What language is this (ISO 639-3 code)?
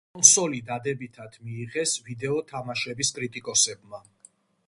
kat